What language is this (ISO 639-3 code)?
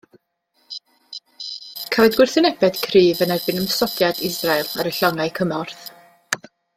cym